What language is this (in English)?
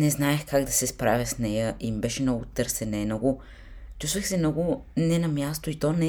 Bulgarian